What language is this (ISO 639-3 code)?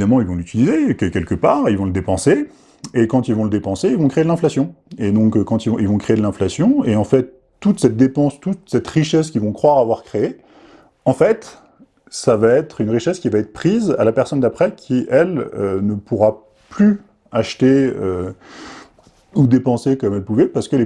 fra